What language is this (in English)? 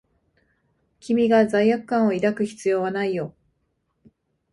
Japanese